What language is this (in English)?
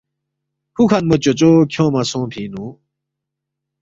Balti